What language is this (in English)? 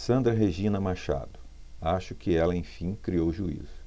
Portuguese